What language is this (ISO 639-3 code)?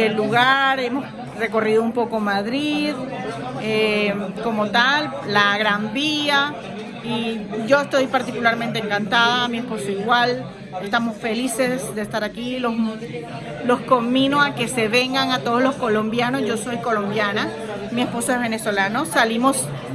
spa